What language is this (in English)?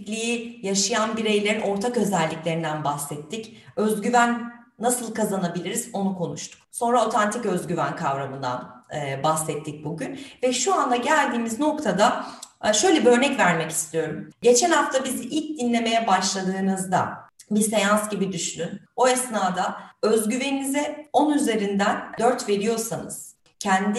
Turkish